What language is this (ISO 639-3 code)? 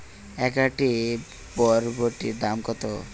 ben